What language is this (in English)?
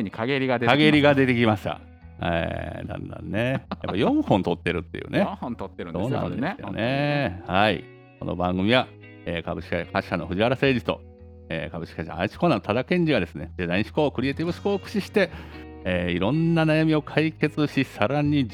Japanese